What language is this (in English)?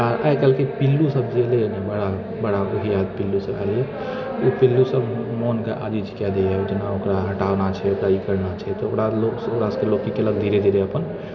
Maithili